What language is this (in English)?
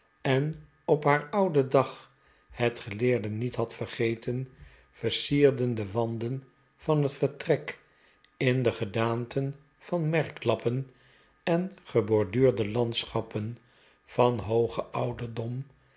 Dutch